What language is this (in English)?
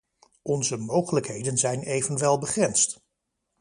Dutch